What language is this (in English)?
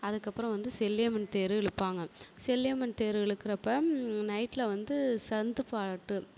Tamil